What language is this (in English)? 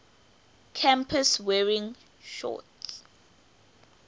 English